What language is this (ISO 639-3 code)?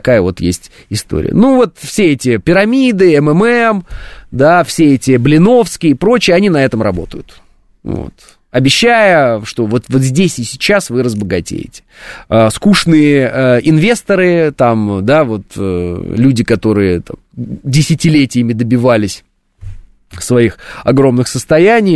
rus